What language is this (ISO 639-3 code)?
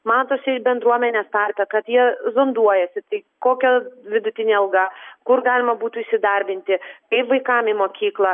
lit